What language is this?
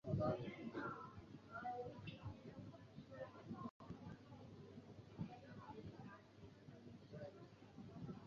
Chinese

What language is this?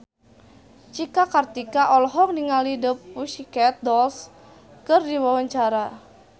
Sundanese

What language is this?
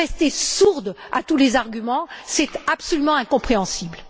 French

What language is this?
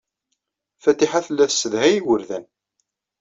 Kabyle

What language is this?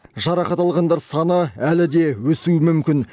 Kazakh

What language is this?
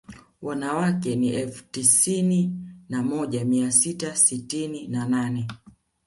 Swahili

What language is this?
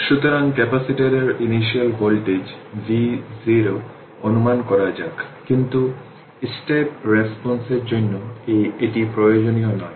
Bangla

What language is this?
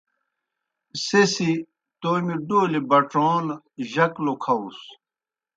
Kohistani Shina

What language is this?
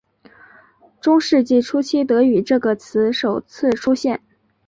Chinese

